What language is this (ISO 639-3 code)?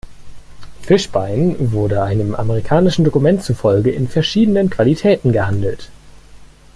deu